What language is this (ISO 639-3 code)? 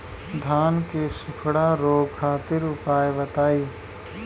bho